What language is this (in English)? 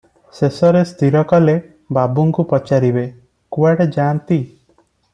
Odia